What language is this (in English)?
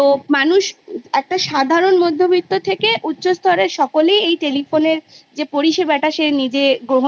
Bangla